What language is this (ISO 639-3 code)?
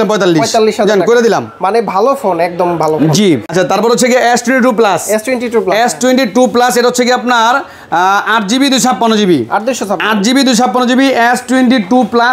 ben